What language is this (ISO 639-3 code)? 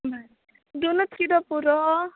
kok